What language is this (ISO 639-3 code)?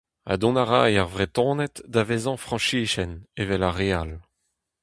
bre